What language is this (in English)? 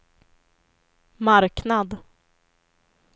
Swedish